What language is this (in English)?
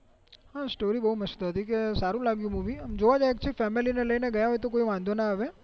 Gujarati